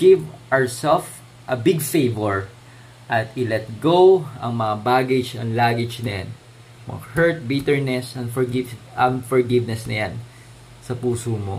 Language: Filipino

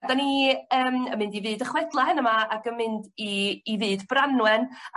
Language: Welsh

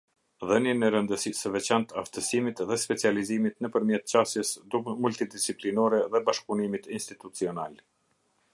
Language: Albanian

